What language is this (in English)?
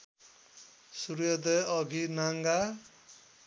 Nepali